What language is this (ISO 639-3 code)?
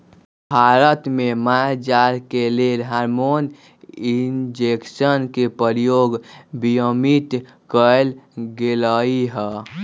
mag